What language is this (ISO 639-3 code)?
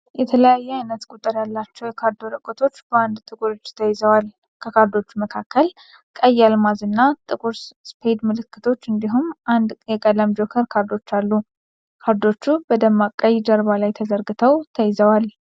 amh